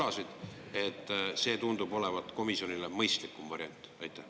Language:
Estonian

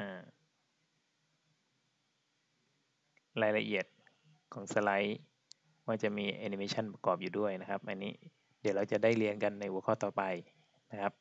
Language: Thai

